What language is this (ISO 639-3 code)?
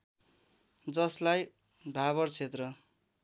nep